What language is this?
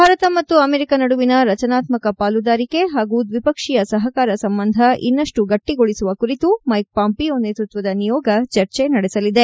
Kannada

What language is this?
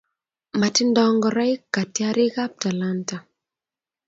Kalenjin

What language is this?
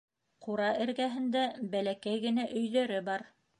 Bashkir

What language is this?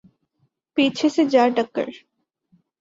Urdu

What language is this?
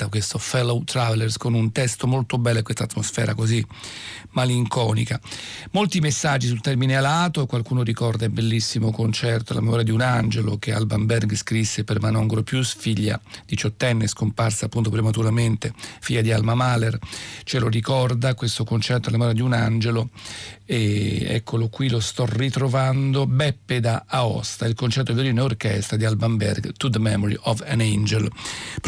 Italian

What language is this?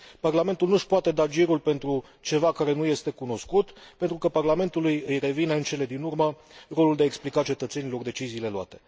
Romanian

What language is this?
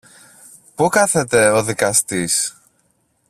Greek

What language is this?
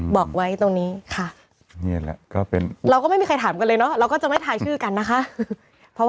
Thai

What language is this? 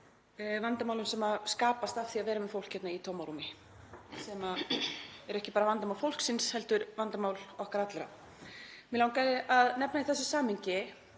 Icelandic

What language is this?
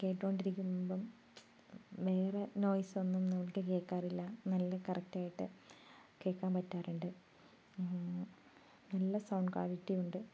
Malayalam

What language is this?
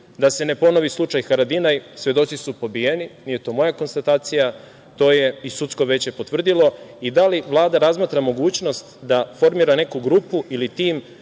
Serbian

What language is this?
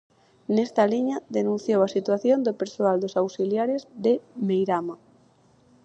Galician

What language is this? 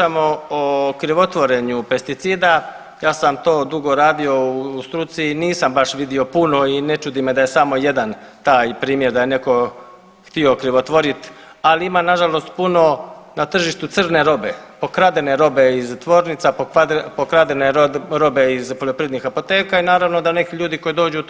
Croatian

